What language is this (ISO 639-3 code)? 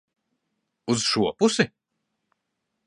lav